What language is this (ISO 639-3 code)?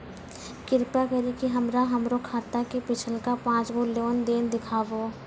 mai